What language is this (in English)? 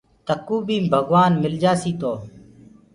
Gurgula